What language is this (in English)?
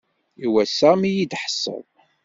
Kabyle